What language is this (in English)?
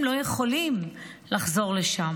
Hebrew